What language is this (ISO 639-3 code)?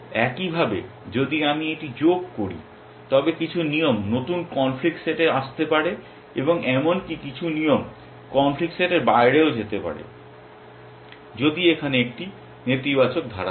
ben